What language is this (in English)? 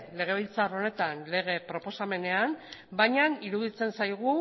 Basque